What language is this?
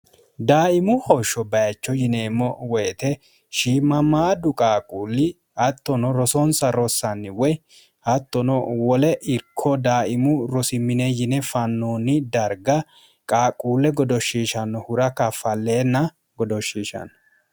Sidamo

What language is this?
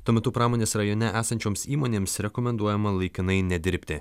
Lithuanian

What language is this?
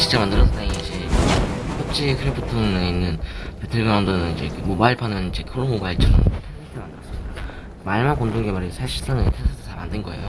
Korean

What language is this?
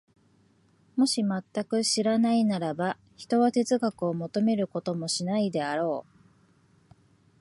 Japanese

